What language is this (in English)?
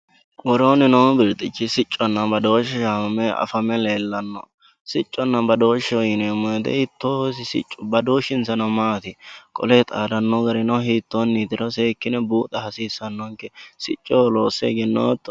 Sidamo